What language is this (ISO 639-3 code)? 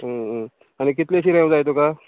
kok